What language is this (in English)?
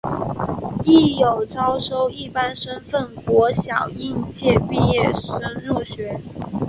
Chinese